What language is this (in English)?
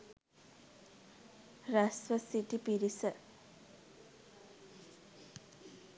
Sinhala